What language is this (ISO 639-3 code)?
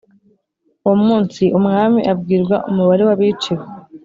kin